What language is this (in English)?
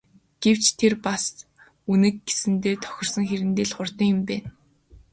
Mongolian